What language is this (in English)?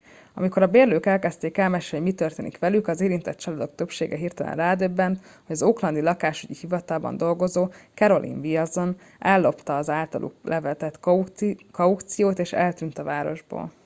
Hungarian